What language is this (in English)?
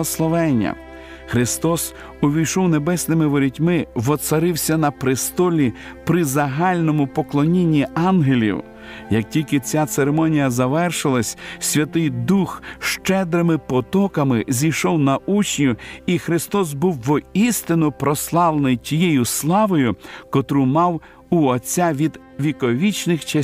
Ukrainian